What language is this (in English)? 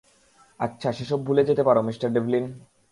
Bangla